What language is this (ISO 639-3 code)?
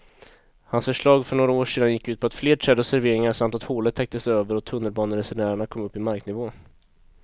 swe